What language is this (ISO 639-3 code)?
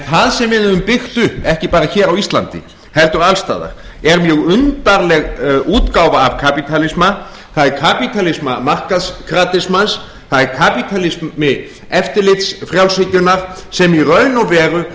isl